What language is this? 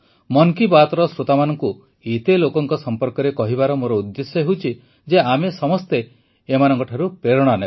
Odia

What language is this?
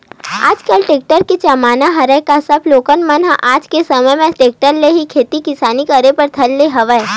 Chhattisgarhi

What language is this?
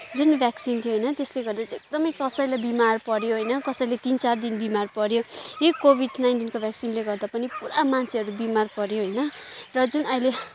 Nepali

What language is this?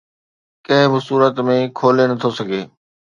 Sindhi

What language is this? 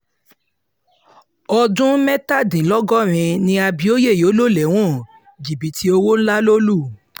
Yoruba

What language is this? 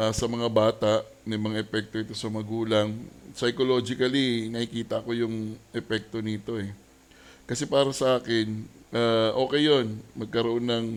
Filipino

